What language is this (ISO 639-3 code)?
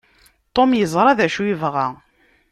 kab